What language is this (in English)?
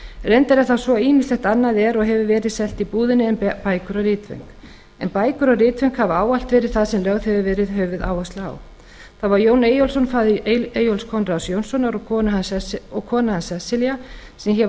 Icelandic